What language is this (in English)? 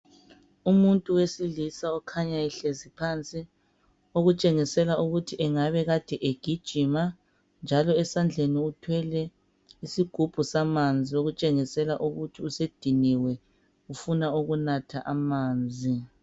North Ndebele